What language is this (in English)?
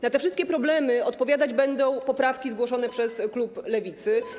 Polish